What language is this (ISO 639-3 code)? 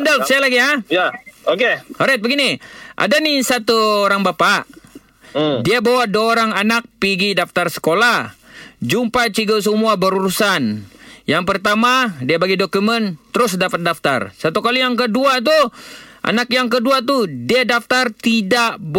msa